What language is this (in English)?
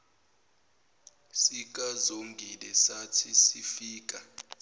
Zulu